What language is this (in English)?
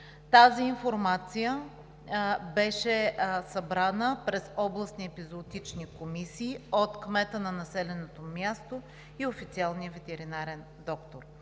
Bulgarian